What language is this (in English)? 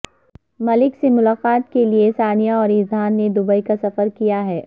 Urdu